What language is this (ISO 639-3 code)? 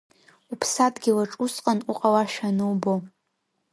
abk